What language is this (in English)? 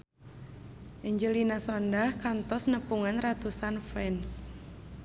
Sundanese